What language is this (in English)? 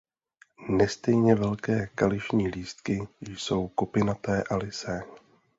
Czech